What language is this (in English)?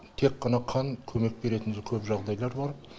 Kazakh